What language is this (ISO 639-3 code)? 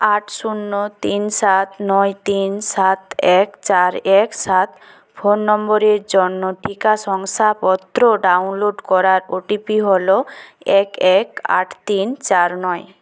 ben